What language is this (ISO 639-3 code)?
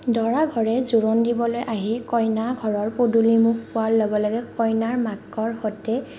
asm